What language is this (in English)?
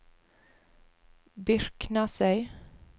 Norwegian